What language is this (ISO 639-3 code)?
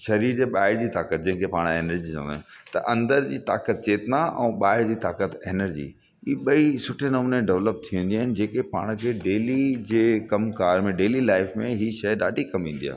snd